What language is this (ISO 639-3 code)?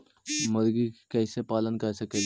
mag